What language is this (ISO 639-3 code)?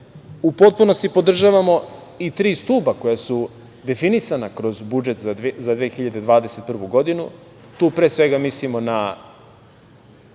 srp